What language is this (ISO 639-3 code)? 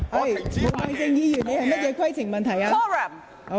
yue